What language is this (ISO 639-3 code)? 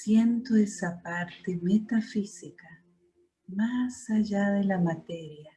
spa